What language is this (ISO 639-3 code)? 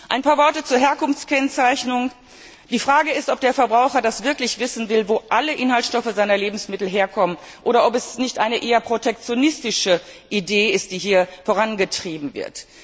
deu